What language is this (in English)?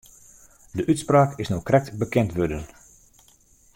Western Frisian